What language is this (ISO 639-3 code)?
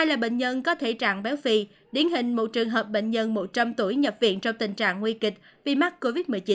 vie